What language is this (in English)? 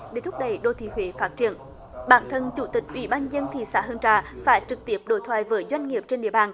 Vietnamese